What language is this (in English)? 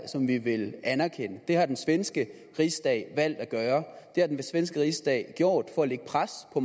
Danish